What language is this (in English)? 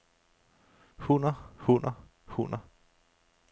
Danish